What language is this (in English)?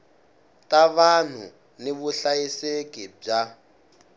Tsonga